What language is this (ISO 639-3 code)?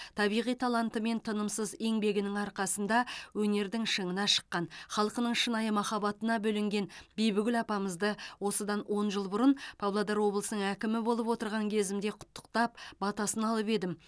kaz